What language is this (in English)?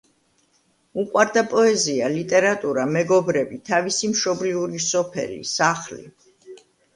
Georgian